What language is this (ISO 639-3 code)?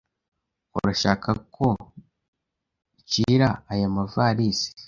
kin